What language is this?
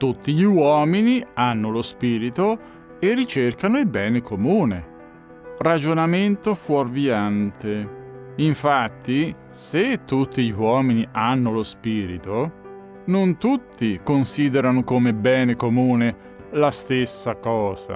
Italian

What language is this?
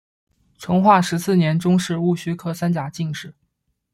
Chinese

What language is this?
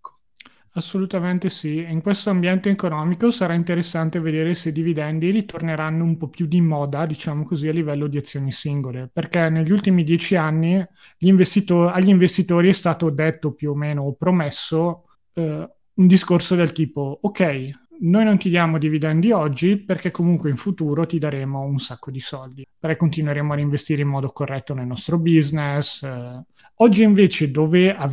Italian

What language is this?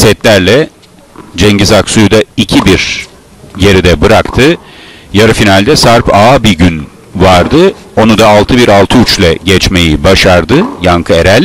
Turkish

